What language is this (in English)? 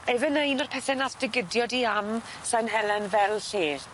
Welsh